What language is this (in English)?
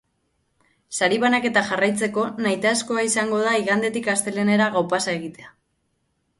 Basque